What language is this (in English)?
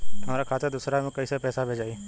Bhojpuri